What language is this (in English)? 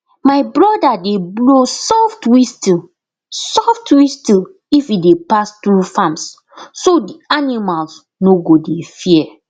Nigerian Pidgin